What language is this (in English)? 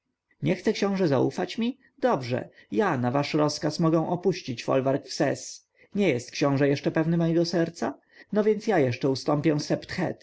Polish